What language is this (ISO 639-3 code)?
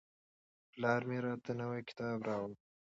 pus